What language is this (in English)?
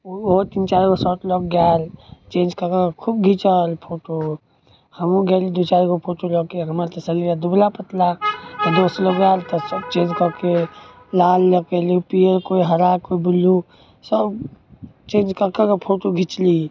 Maithili